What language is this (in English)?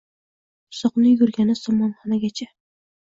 Uzbek